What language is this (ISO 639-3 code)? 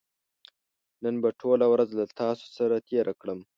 pus